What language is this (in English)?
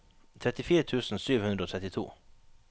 Norwegian